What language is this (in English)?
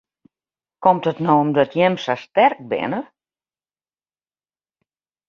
Western Frisian